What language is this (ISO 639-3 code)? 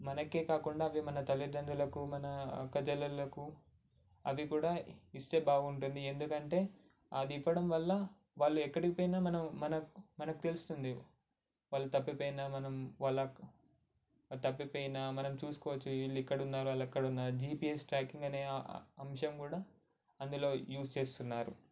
tel